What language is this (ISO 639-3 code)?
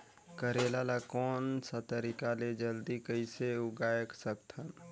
hne